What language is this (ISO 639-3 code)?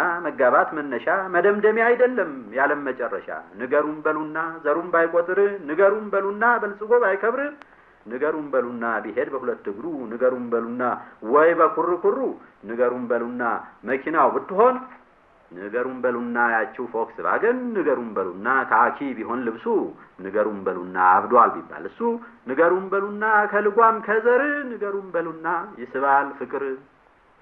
amh